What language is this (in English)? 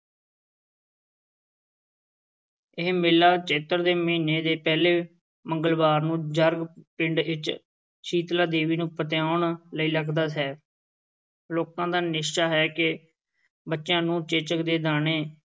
Punjabi